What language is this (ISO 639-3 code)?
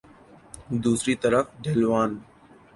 urd